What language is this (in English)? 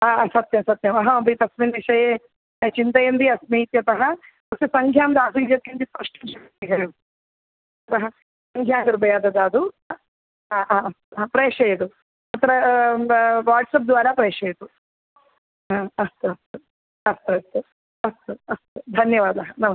Sanskrit